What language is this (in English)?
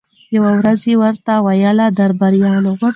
Pashto